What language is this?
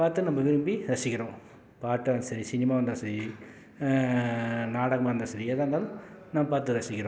Tamil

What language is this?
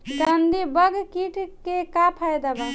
Bhojpuri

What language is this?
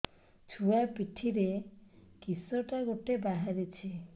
Odia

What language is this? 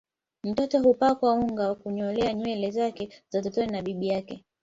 Swahili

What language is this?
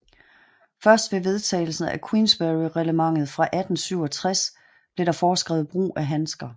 Danish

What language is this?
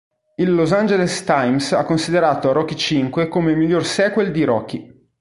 Italian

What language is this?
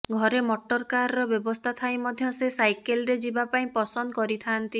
Odia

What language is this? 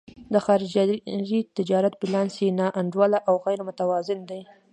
Pashto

